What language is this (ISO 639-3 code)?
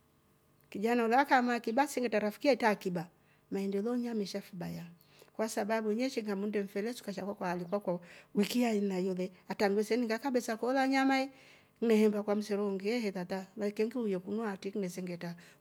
rof